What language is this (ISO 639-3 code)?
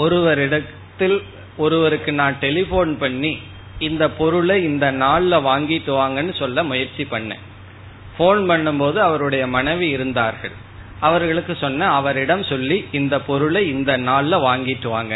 tam